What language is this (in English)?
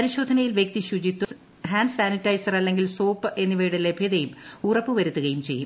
Malayalam